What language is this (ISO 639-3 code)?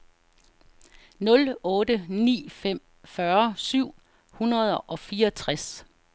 dan